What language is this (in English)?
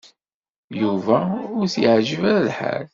Kabyle